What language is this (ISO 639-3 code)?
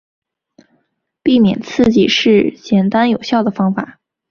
zho